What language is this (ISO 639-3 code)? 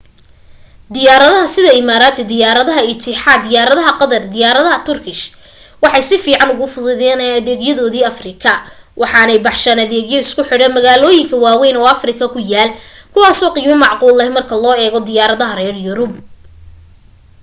som